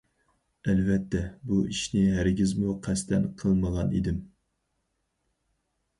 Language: Uyghur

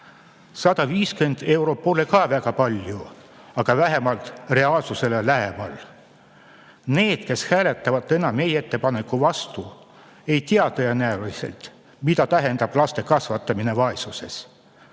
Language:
Estonian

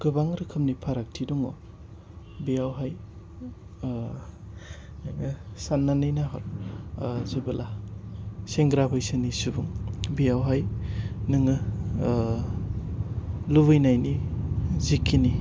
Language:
Bodo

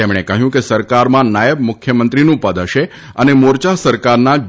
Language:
Gujarati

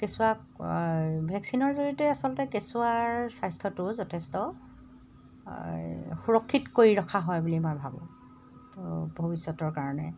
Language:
Assamese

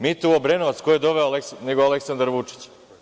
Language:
Serbian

